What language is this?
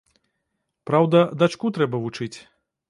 Belarusian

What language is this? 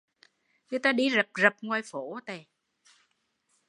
Vietnamese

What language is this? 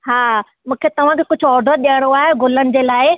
Sindhi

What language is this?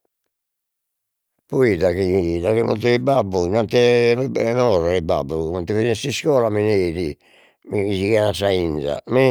Sardinian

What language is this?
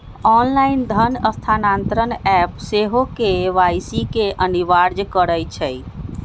Magahi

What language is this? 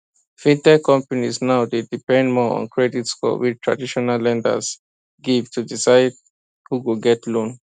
Nigerian Pidgin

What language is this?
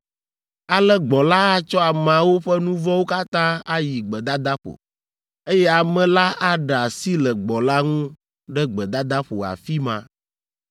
Ewe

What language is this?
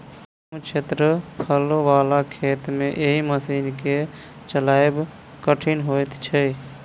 Maithili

